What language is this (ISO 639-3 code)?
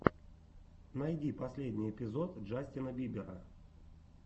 rus